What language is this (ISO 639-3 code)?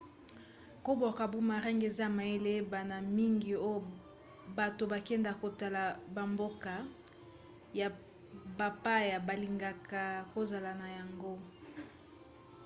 lin